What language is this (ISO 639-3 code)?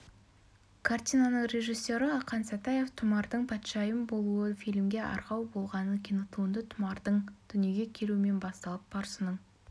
kaz